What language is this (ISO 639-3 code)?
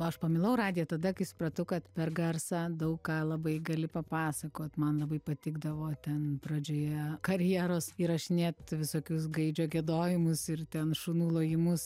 lit